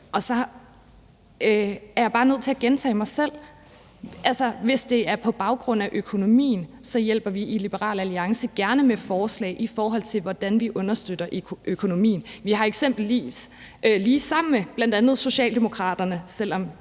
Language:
Danish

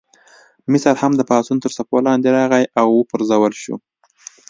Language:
Pashto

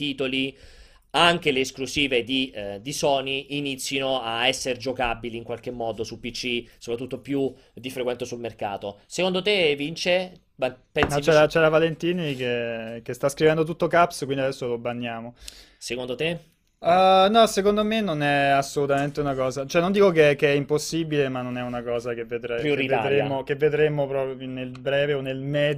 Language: Italian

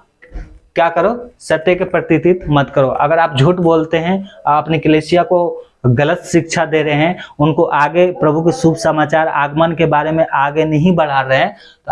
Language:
Hindi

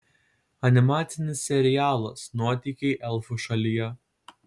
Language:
Lithuanian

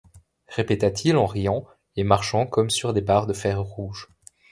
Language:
French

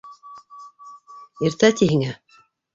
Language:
Bashkir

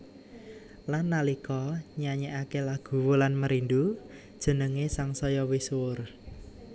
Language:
Javanese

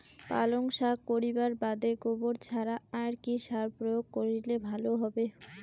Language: Bangla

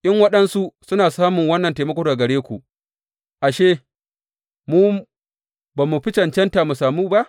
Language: Hausa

